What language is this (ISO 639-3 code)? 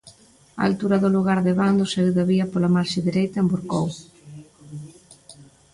glg